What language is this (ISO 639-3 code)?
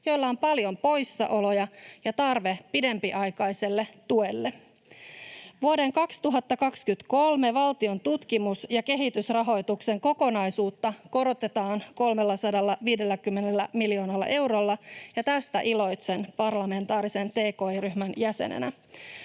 fin